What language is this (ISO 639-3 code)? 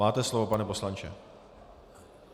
ces